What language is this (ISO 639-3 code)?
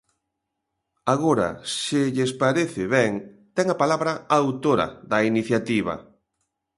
glg